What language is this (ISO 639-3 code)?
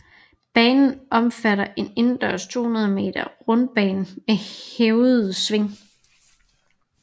dan